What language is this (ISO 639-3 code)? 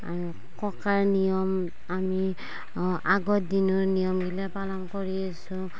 asm